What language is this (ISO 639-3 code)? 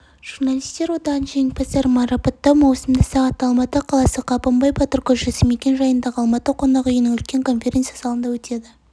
kaz